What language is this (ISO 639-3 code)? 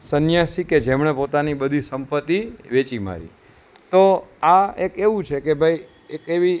guj